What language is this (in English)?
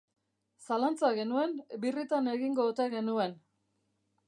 Basque